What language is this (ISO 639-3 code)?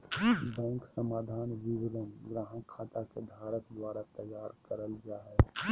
mag